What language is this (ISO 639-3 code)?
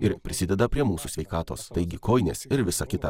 lit